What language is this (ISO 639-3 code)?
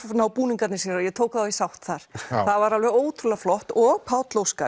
isl